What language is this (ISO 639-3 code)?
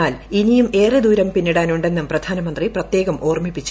mal